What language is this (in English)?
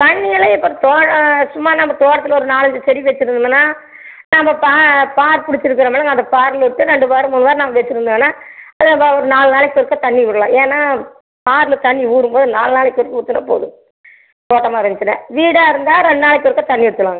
Tamil